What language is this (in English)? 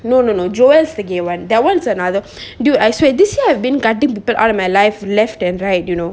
English